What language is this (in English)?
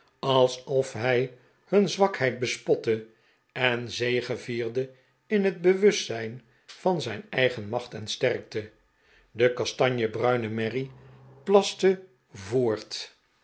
Dutch